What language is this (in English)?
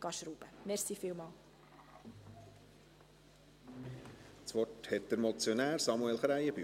Swiss German